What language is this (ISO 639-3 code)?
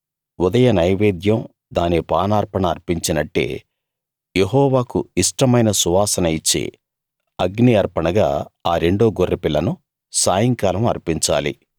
tel